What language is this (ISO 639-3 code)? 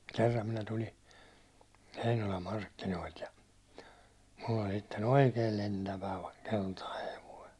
fin